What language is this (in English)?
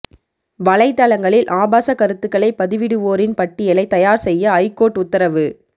Tamil